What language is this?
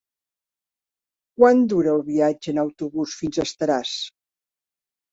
Catalan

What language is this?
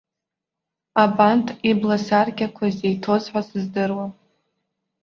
Abkhazian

